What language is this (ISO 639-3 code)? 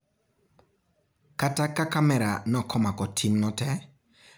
luo